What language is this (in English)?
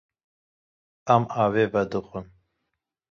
Kurdish